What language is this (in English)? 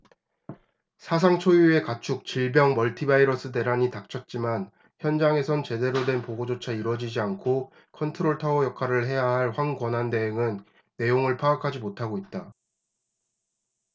Korean